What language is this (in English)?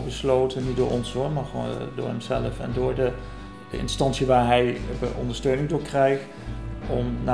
Dutch